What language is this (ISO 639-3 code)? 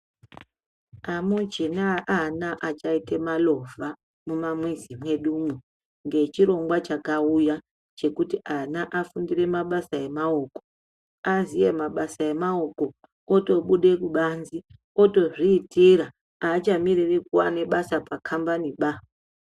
ndc